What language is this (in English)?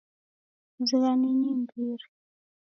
Taita